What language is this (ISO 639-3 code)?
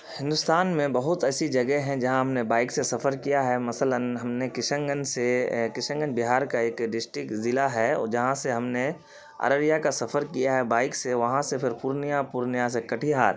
urd